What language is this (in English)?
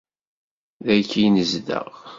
Kabyle